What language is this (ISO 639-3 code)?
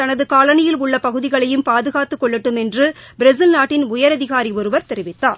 tam